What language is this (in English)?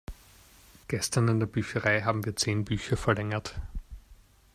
German